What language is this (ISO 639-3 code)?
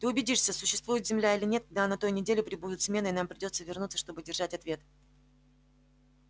rus